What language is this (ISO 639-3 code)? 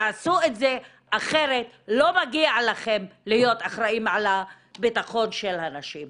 heb